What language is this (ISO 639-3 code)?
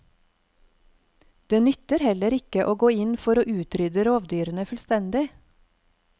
nor